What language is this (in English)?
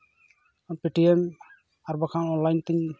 Santali